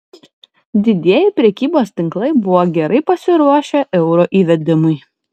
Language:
Lithuanian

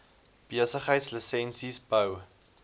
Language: Afrikaans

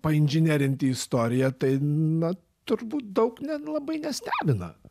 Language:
Lithuanian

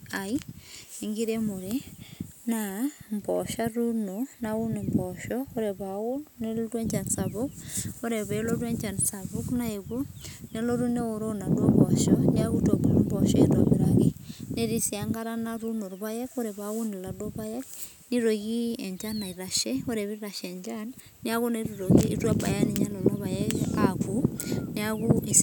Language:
Masai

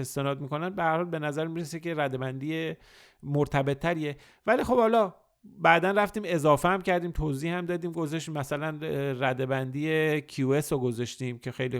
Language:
Persian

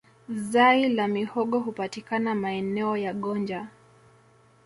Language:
Swahili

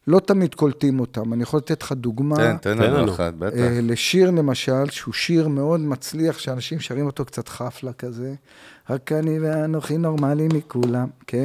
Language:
Hebrew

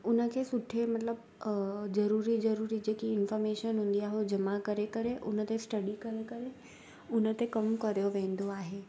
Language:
Sindhi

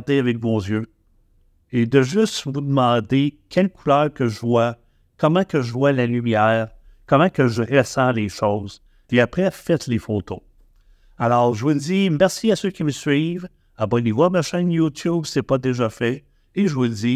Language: French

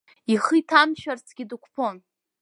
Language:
Abkhazian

